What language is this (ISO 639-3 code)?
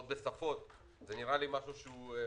heb